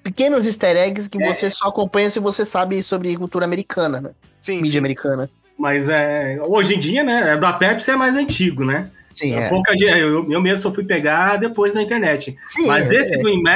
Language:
Portuguese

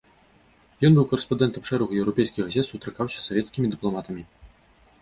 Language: Belarusian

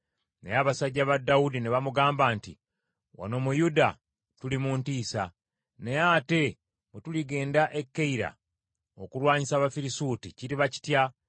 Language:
Ganda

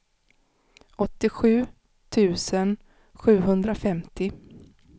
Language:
Swedish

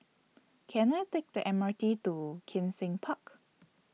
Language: English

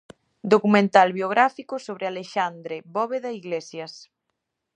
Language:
Galician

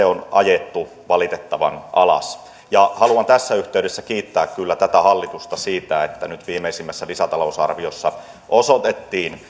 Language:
Finnish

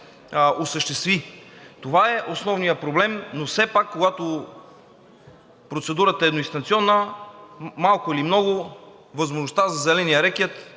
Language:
Bulgarian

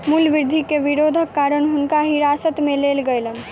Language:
Maithili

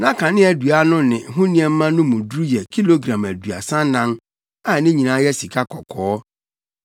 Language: Akan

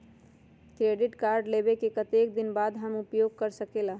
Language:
Magahi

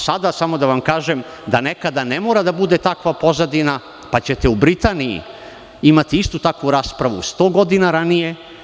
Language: Serbian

